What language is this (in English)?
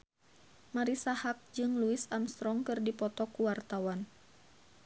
Sundanese